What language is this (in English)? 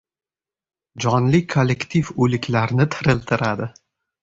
Uzbek